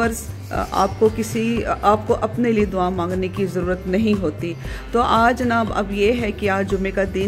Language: Hindi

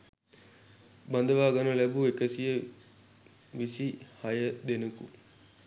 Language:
Sinhala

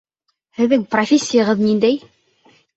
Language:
Bashkir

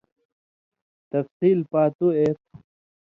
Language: Indus Kohistani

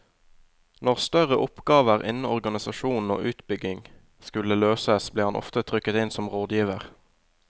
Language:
Norwegian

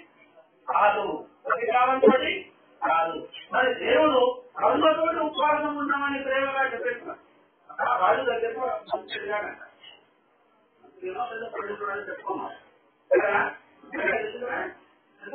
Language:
Arabic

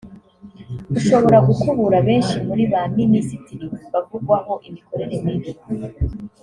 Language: Kinyarwanda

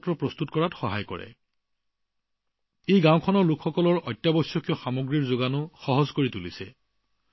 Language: Assamese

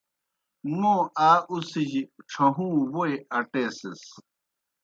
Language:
Kohistani Shina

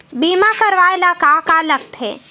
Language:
Chhattisgarhi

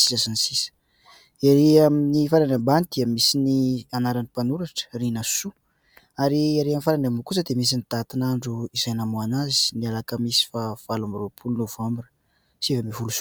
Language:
Malagasy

